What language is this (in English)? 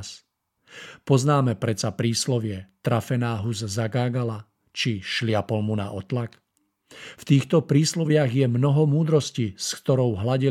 Czech